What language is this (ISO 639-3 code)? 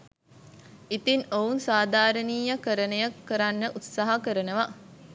sin